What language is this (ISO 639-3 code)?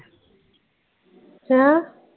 pan